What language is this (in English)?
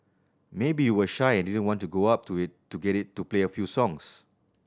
English